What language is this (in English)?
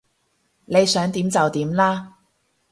Cantonese